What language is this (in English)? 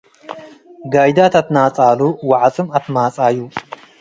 Tigre